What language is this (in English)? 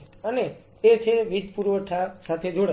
Gujarati